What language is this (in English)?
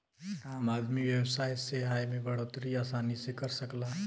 Bhojpuri